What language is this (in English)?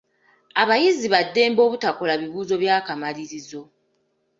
Ganda